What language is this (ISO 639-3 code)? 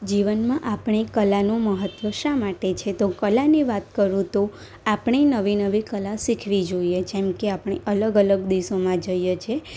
guj